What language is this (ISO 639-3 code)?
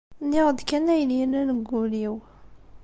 kab